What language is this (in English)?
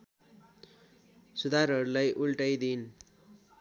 Nepali